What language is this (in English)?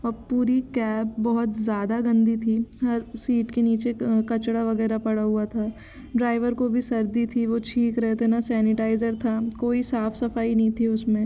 Hindi